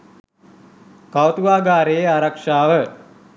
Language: Sinhala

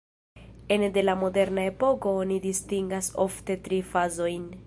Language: Esperanto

